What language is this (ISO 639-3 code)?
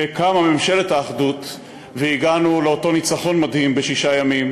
heb